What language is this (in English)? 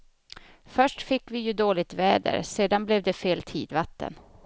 Swedish